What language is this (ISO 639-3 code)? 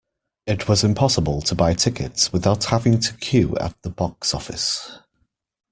eng